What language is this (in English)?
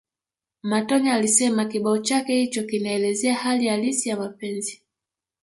Swahili